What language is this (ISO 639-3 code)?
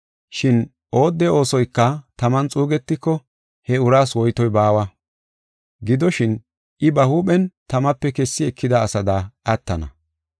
gof